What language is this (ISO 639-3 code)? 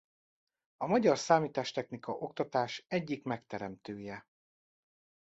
hun